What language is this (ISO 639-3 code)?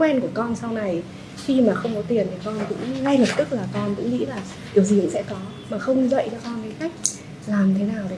vie